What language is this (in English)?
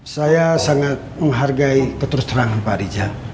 Indonesian